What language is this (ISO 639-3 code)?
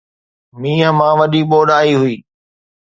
snd